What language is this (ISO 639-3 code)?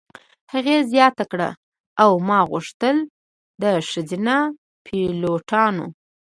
pus